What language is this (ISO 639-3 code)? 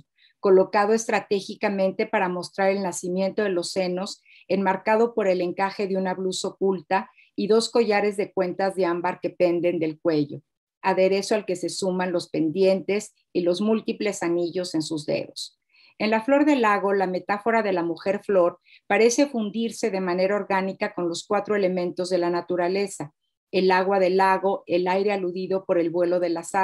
spa